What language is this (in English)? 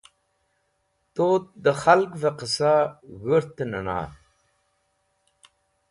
Wakhi